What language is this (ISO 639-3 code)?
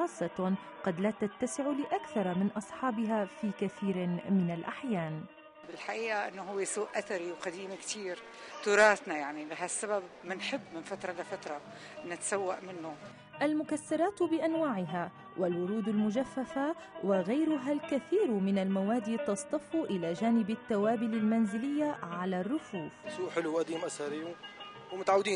ara